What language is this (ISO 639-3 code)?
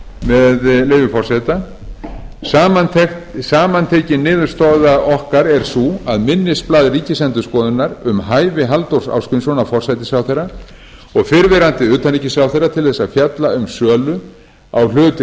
isl